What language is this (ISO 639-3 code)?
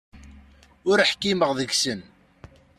kab